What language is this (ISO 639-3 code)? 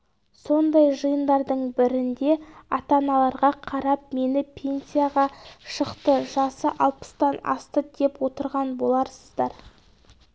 kaz